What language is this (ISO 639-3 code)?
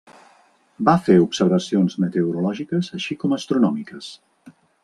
cat